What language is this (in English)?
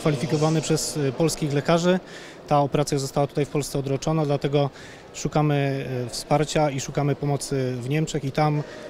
Polish